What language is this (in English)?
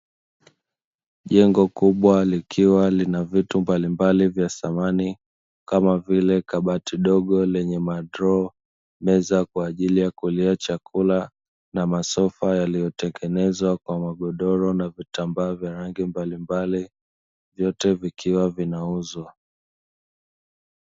Swahili